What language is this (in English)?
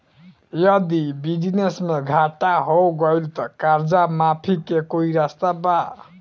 Bhojpuri